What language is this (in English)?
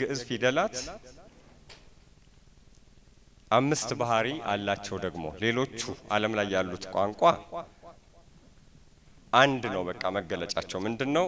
Arabic